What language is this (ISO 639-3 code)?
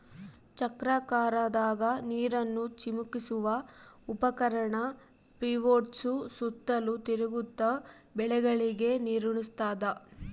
kan